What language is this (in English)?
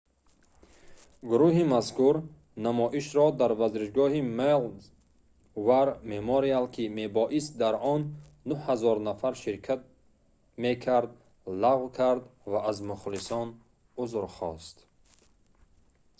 Tajik